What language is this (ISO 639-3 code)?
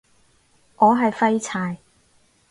yue